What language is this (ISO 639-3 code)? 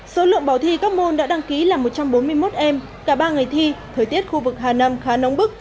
vie